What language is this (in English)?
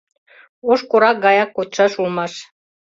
Mari